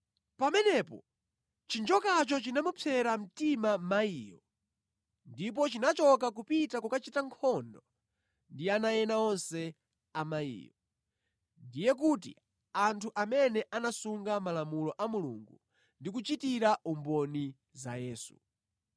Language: Nyanja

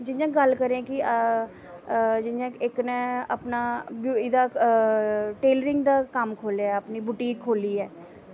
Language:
Dogri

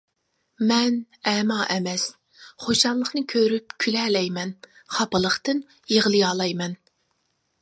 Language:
Uyghur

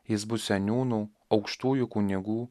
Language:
Lithuanian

